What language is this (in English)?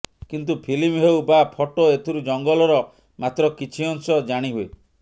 Odia